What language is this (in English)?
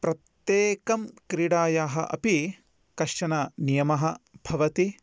Sanskrit